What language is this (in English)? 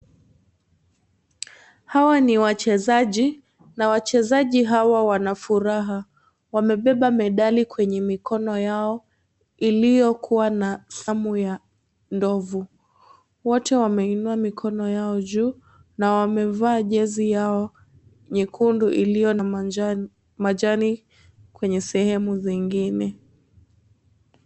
Swahili